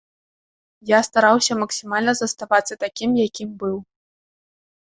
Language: Belarusian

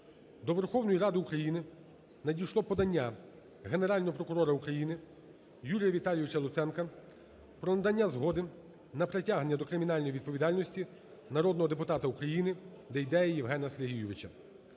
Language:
Ukrainian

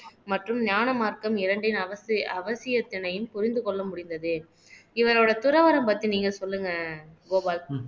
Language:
Tamil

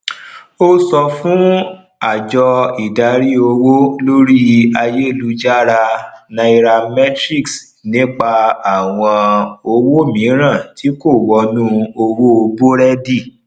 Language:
Yoruba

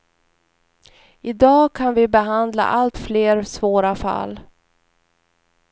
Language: Swedish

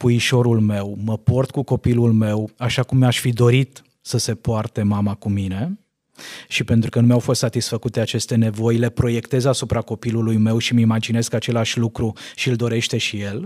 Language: Romanian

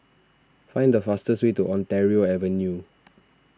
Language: English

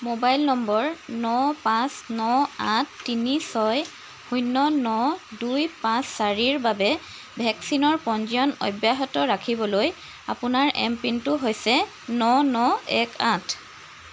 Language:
Assamese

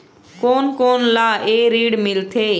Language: Chhattisgarhi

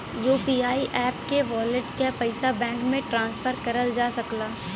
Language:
Bhojpuri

